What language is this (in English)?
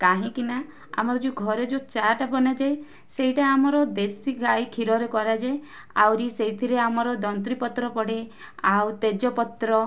Odia